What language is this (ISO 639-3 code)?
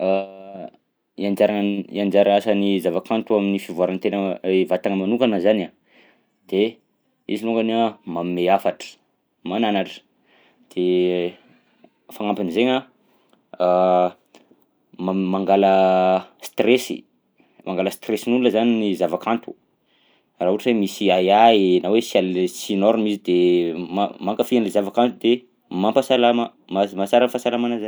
bzc